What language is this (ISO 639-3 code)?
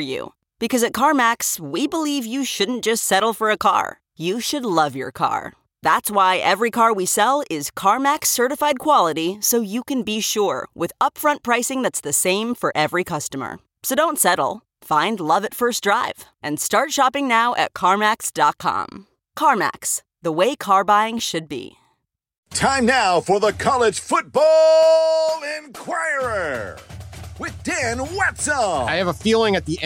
eng